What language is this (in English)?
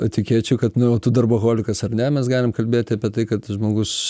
Lithuanian